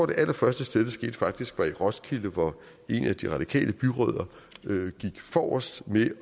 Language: Danish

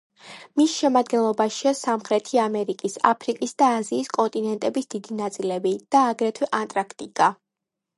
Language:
Georgian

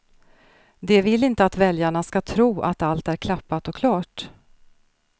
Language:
Swedish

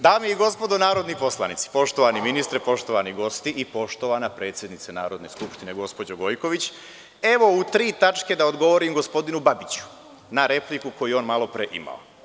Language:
Serbian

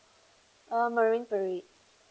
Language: English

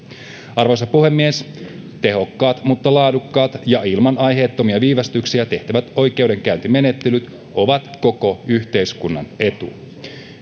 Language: Finnish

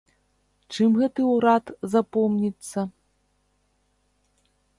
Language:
Belarusian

